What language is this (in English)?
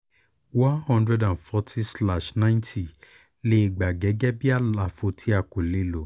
Yoruba